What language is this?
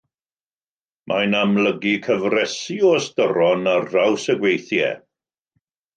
Welsh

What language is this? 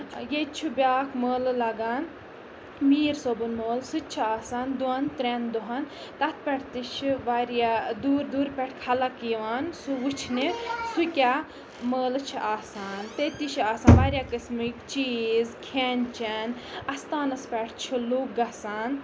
Kashmiri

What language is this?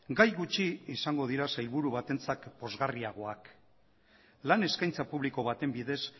Basque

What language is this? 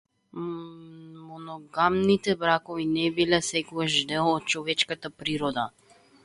Macedonian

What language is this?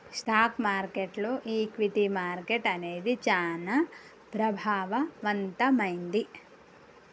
Telugu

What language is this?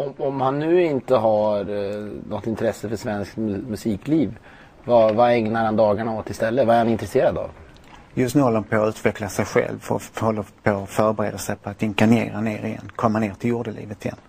Swedish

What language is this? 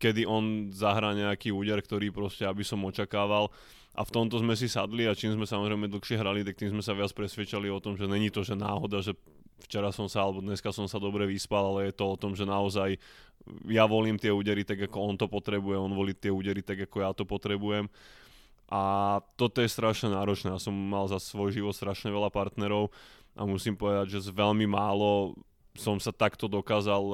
Slovak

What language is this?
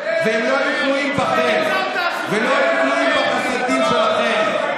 Hebrew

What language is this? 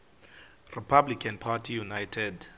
Xhosa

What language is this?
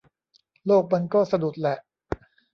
Thai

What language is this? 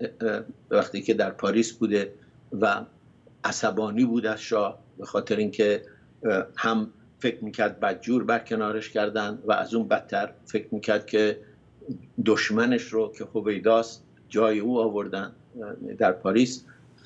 Persian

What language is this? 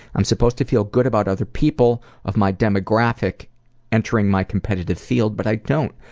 English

